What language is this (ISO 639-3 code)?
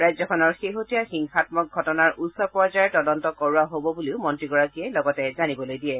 asm